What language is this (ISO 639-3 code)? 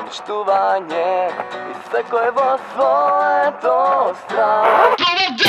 lav